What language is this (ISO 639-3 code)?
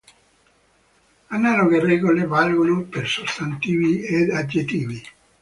ita